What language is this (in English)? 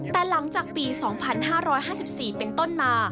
Thai